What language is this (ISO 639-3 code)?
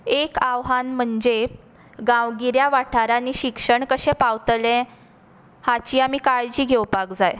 kok